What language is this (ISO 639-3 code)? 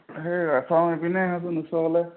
asm